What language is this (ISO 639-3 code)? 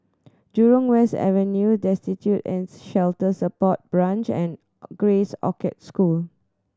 eng